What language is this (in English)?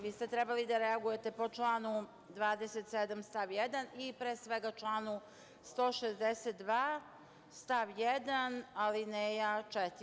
Serbian